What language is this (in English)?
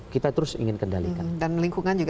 Indonesian